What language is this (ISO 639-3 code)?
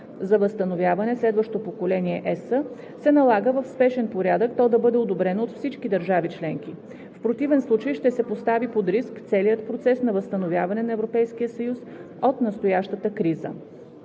bul